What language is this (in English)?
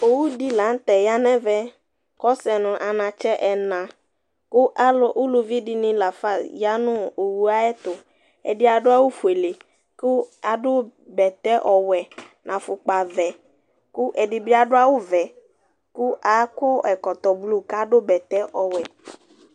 Ikposo